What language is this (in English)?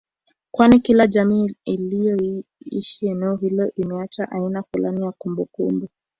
Swahili